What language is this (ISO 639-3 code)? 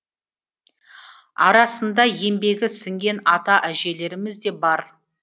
kaz